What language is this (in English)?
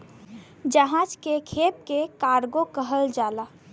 Bhojpuri